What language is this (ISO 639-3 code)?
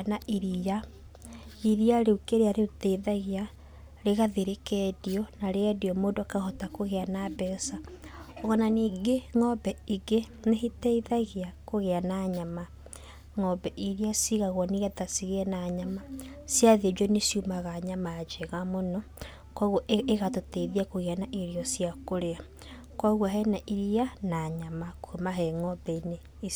kik